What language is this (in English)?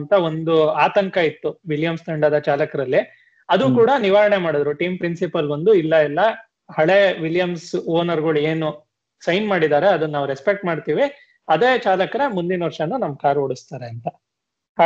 Kannada